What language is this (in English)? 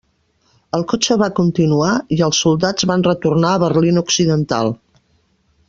Catalan